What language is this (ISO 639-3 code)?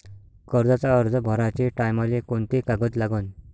mar